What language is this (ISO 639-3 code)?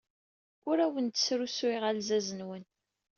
kab